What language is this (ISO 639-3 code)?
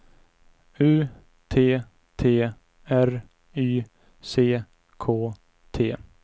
swe